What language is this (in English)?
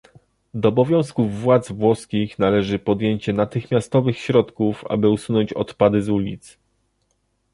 Polish